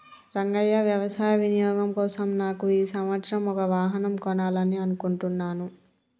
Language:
Telugu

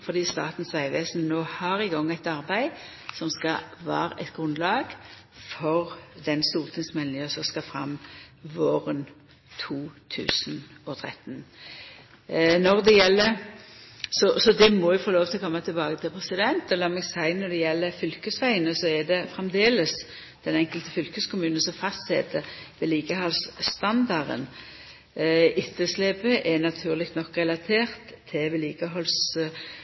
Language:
Norwegian Nynorsk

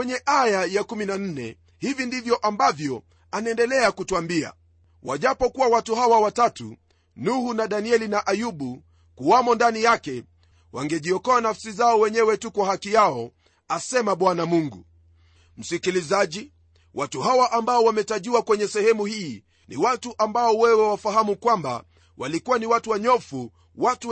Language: Swahili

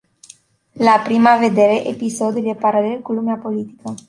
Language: Romanian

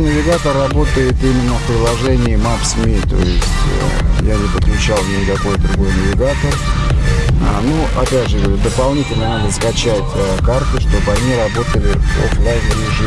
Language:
Russian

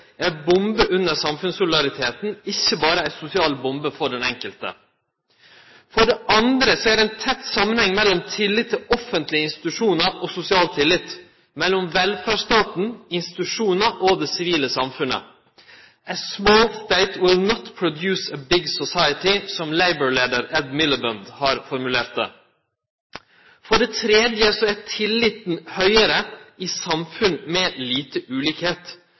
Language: Norwegian Nynorsk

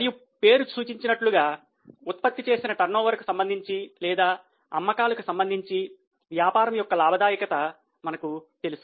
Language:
Telugu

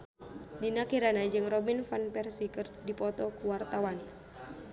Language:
Sundanese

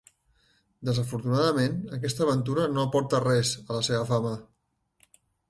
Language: Catalan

